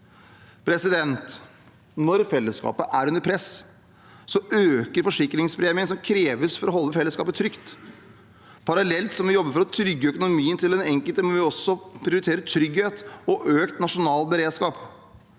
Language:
Norwegian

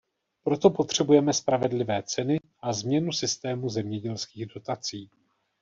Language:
Czech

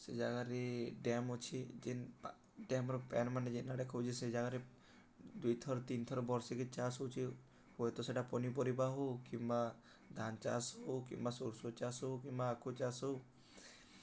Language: Odia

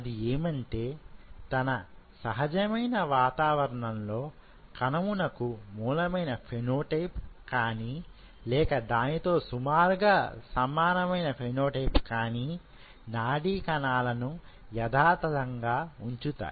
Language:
Telugu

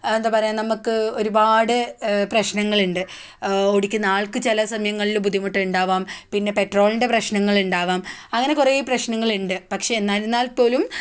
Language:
Malayalam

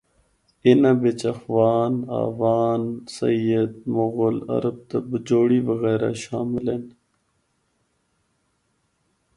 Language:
Northern Hindko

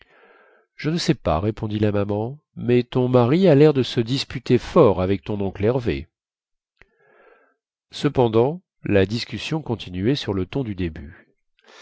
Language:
French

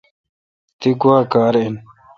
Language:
Kalkoti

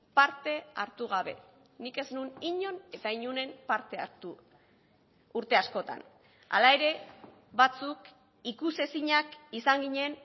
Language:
Basque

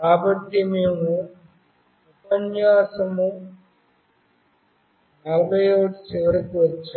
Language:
Telugu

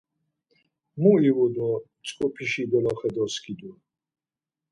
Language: Laz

